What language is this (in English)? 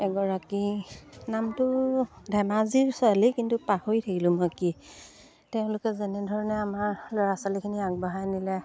Assamese